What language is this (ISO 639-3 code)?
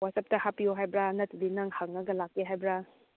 mni